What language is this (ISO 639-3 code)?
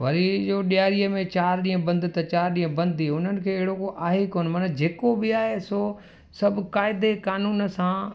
snd